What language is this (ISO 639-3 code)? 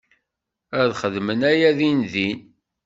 kab